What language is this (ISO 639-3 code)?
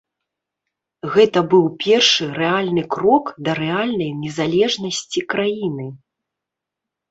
bel